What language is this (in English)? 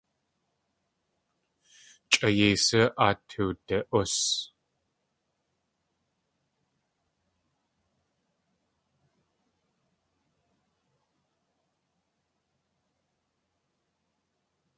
Tlingit